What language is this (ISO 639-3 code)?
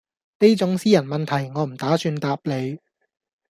yue